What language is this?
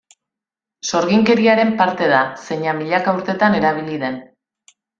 Basque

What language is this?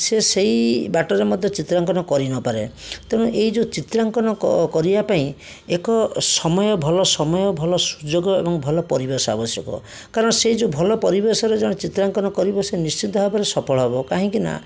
Odia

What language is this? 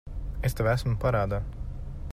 Latvian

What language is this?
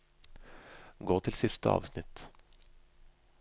Norwegian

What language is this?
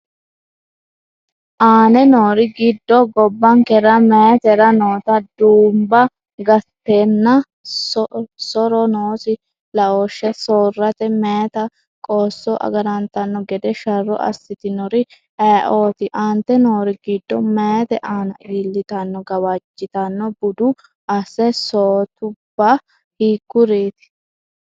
Sidamo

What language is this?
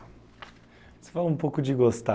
Portuguese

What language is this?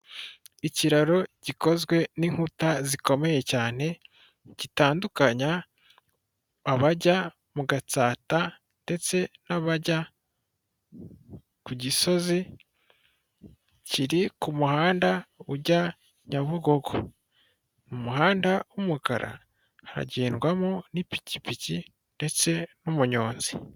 Kinyarwanda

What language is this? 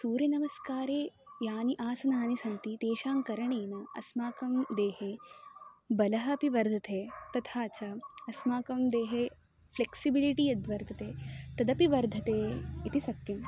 Sanskrit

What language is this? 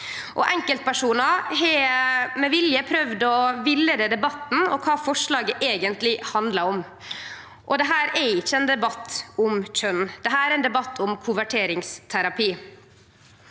Norwegian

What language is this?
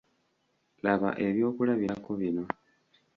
Ganda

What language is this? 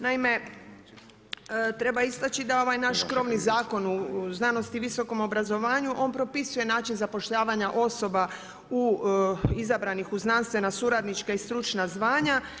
Croatian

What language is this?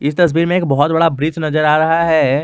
Hindi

